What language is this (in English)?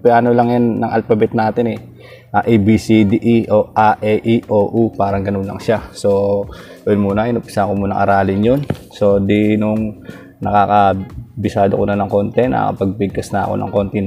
Filipino